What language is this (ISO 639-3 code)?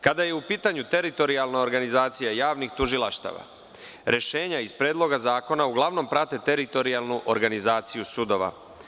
srp